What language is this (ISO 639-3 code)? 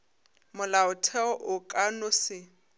nso